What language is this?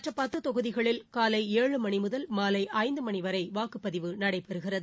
Tamil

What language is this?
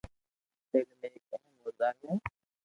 Loarki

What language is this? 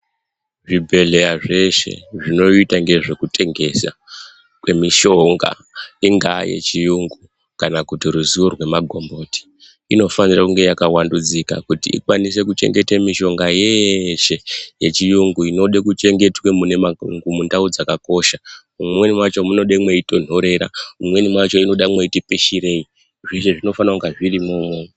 Ndau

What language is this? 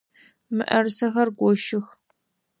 Adyghe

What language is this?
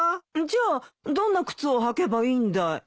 Japanese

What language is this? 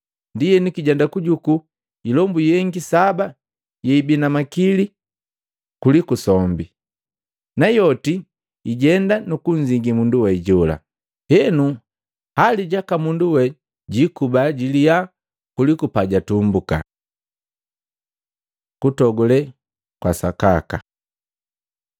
Matengo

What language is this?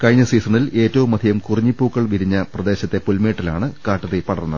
Malayalam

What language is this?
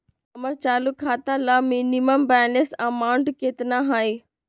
Magahi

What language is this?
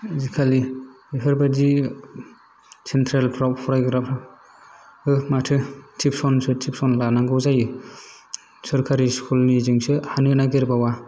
Bodo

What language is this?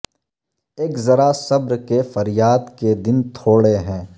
Urdu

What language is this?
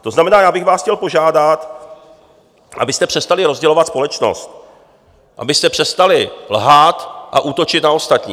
Czech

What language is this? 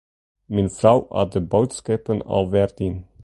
Western Frisian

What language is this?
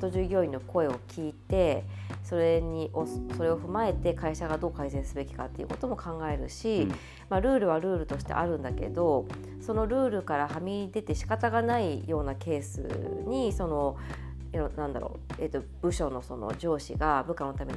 Japanese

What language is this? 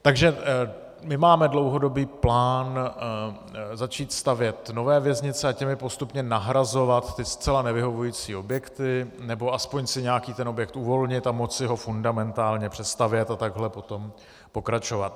Czech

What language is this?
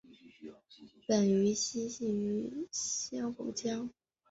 Chinese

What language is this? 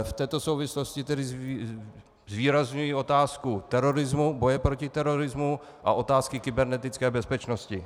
Czech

